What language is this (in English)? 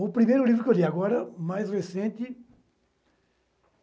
Portuguese